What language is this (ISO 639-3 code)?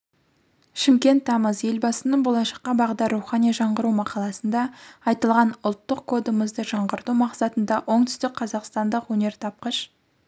kaz